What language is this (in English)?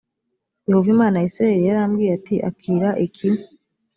Kinyarwanda